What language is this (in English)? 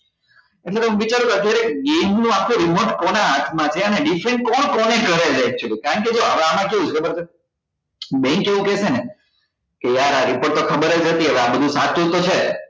Gujarati